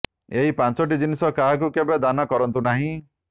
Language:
Odia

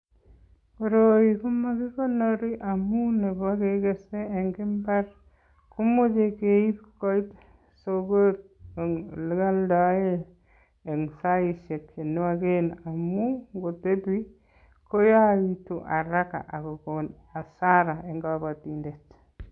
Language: Kalenjin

